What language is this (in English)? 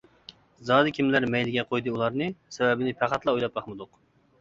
Uyghur